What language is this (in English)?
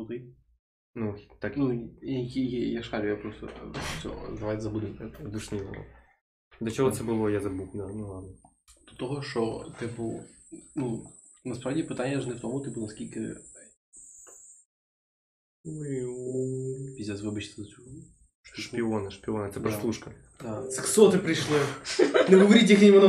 Ukrainian